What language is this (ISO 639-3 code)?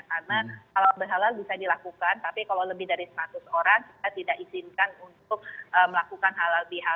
ind